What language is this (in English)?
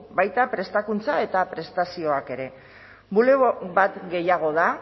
Basque